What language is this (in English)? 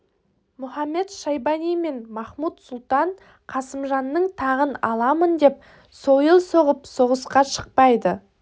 Kazakh